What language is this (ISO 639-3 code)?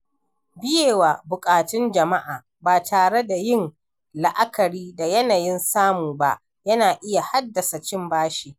hau